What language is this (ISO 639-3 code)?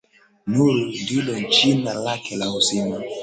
swa